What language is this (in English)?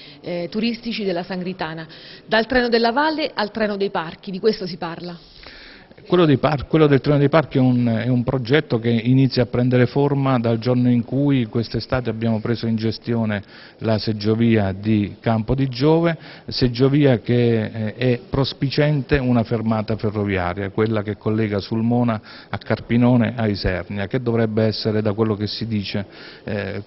Italian